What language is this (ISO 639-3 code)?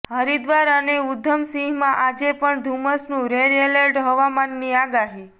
guj